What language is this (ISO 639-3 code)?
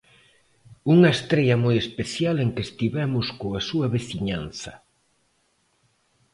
glg